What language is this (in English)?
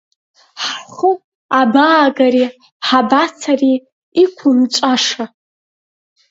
Abkhazian